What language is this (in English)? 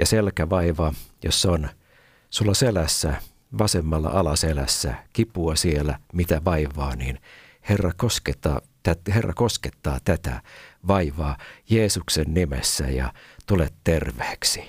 Finnish